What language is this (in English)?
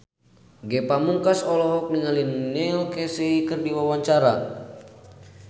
Sundanese